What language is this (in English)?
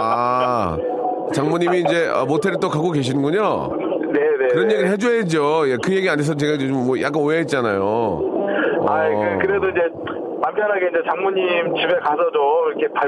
Korean